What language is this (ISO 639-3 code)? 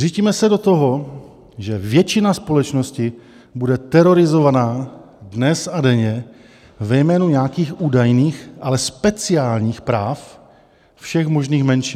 ces